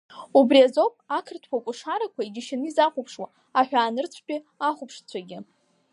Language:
Abkhazian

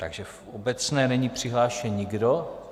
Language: Czech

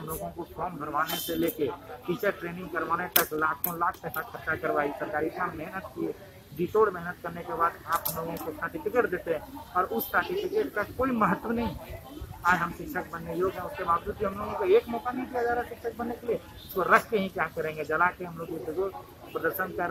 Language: Hindi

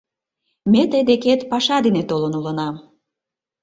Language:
Mari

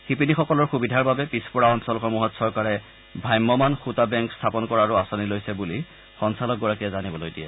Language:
Assamese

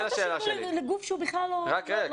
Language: Hebrew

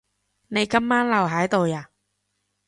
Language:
Cantonese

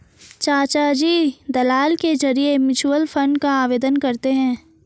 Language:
Hindi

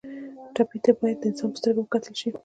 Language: Pashto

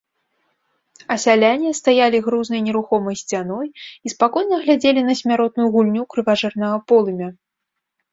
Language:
Belarusian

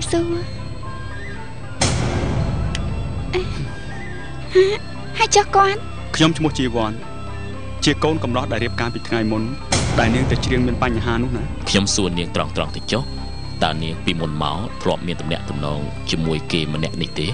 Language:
Thai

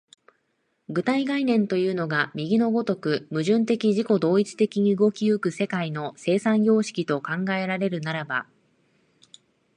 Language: Japanese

